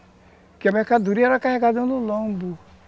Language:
Portuguese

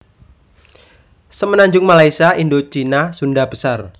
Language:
Javanese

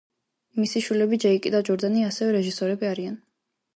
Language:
Georgian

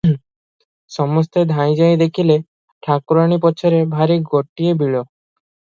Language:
Odia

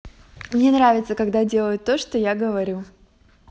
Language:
Russian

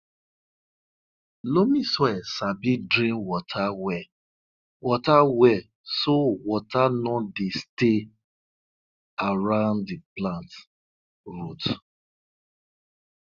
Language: Nigerian Pidgin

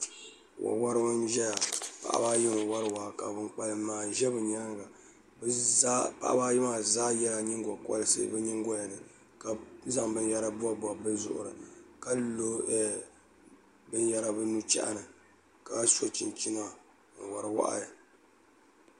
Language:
Dagbani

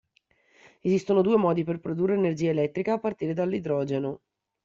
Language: Italian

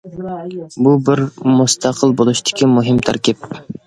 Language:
Uyghur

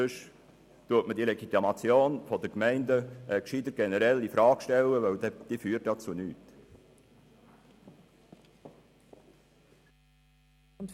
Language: Swiss German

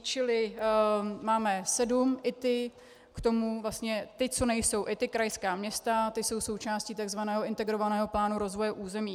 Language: Czech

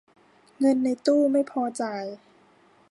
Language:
Thai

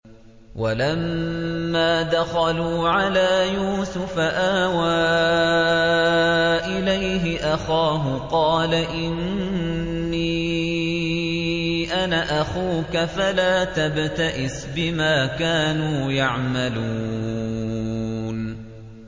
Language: Arabic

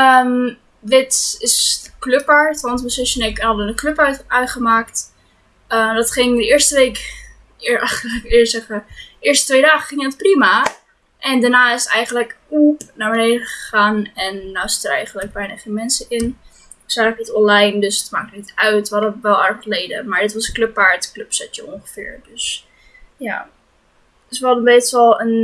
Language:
Dutch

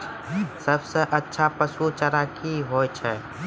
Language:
Maithili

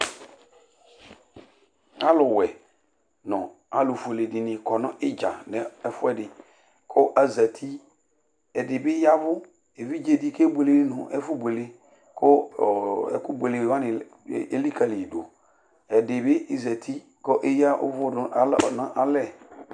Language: Ikposo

